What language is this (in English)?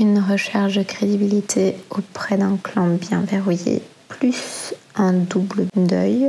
French